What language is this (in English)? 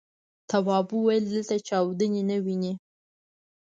Pashto